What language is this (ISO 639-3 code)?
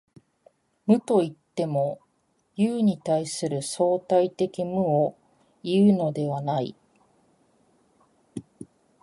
jpn